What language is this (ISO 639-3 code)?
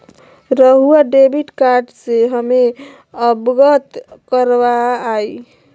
mag